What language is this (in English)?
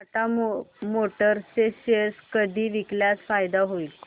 Marathi